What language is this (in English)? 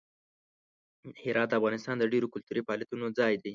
Pashto